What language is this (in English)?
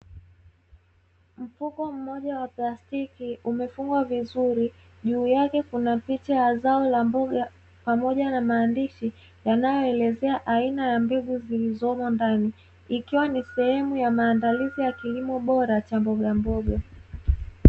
Swahili